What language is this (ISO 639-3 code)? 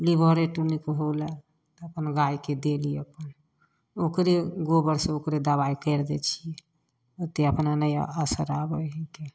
mai